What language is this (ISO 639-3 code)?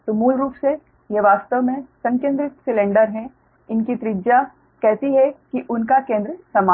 hin